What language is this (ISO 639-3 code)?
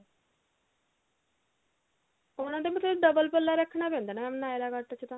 pan